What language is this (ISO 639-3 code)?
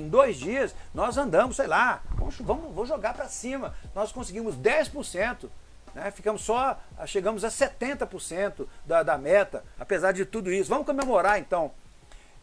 por